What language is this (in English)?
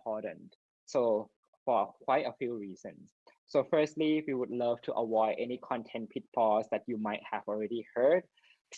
English